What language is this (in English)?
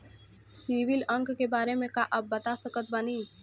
Bhojpuri